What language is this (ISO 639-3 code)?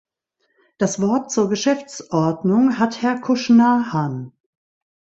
deu